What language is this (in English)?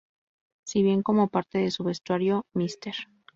Spanish